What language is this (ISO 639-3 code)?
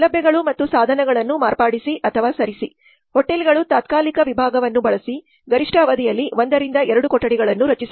kan